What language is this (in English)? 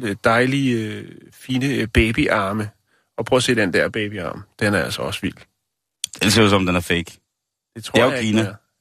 Danish